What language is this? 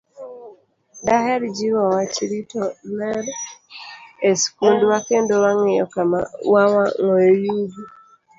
Luo (Kenya and Tanzania)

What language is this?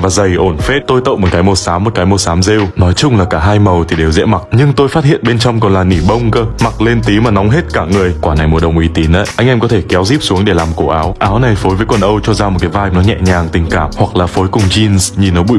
Vietnamese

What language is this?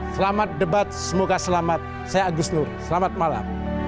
Indonesian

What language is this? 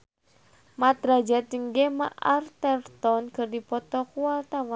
Sundanese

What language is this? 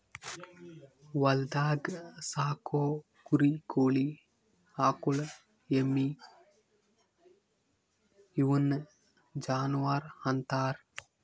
Kannada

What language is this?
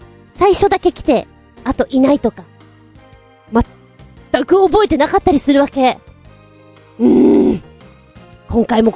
Japanese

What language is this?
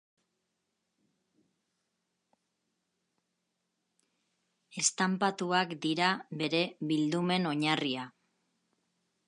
Basque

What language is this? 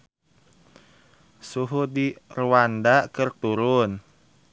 Sundanese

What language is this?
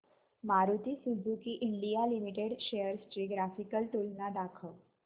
Marathi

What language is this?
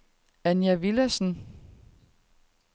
Danish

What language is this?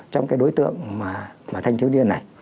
Vietnamese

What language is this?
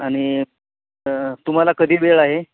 Marathi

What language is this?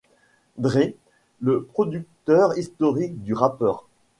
French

